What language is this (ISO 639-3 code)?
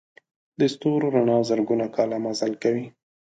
pus